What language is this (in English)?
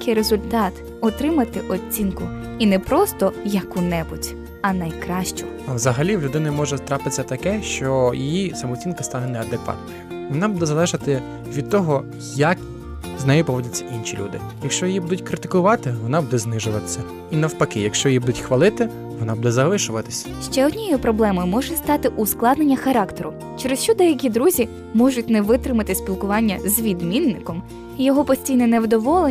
Ukrainian